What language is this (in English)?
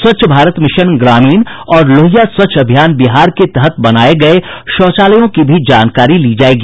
Hindi